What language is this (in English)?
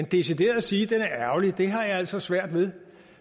Danish